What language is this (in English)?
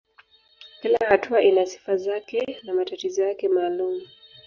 Swahili